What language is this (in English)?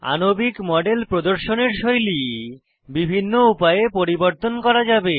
Bangla